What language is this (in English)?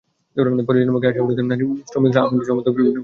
Bangla